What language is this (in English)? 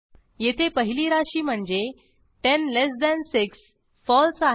Marathi